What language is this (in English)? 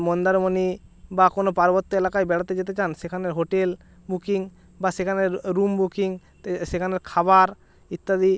Bangla